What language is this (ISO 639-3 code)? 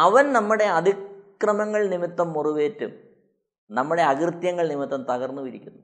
mal